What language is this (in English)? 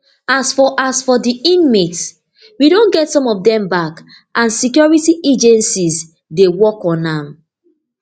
Nigerian Pidgin